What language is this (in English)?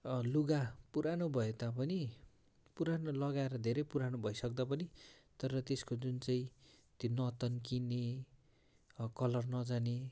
Nepali